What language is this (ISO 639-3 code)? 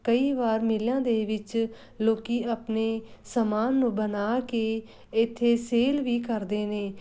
pan